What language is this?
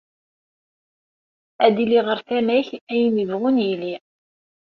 Kabyle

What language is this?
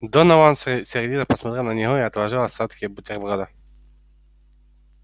Russian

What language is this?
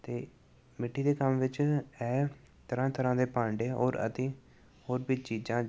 Punjabi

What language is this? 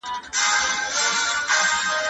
Pashto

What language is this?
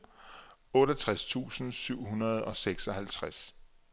Danish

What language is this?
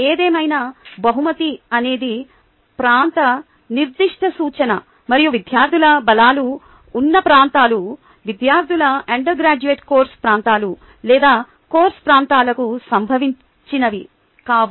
Telugu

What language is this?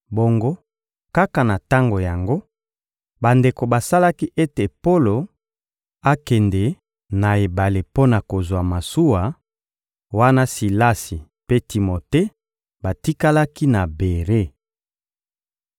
Lingala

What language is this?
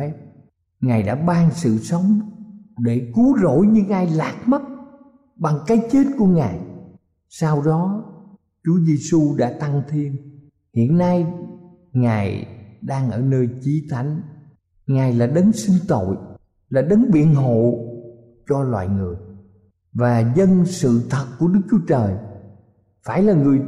Vietnamese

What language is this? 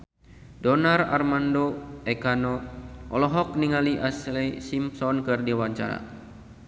Sundanese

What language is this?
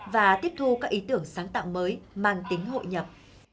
Vietnamese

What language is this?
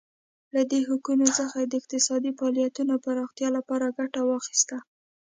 Pashto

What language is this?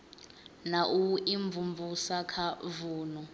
Venda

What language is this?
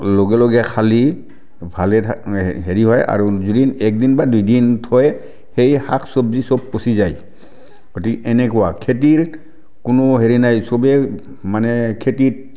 Assamese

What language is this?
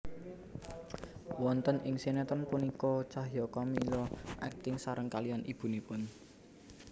Javanese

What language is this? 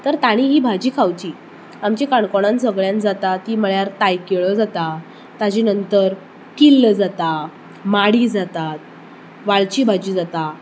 Konkani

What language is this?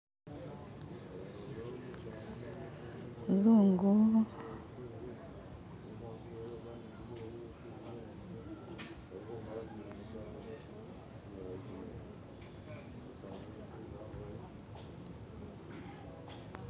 Masaaba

